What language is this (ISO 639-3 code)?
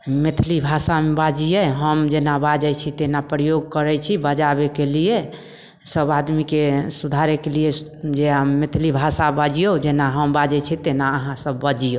mai